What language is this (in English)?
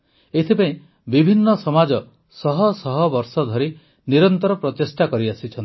Odia